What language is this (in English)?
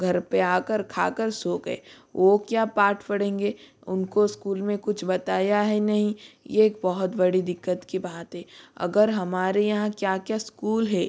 Hindi